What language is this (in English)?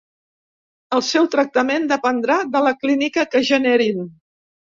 Catalan